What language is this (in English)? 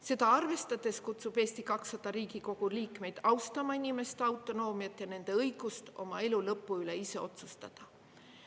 Estonian